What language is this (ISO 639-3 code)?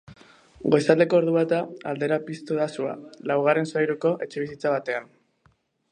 eus